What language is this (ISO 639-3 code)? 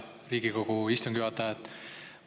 est